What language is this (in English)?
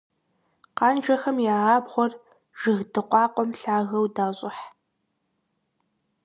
Kabardian